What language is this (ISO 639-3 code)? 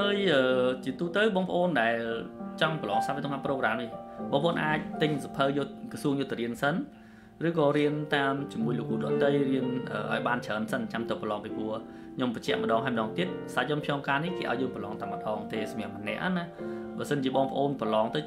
vie